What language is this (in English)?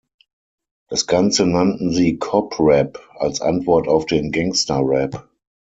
German